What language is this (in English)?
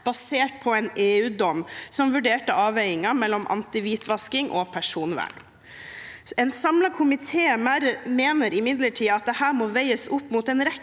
Norwegian